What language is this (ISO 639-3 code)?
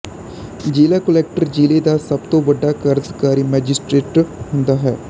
pan